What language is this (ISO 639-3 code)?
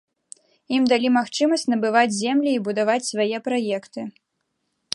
bel